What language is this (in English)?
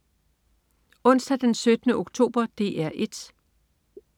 Danish